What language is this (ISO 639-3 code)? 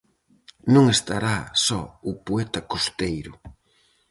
glg